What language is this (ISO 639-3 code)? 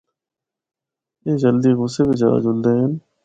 hno